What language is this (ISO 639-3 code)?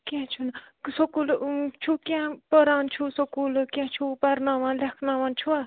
kas